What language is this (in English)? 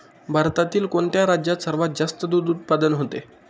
Marathi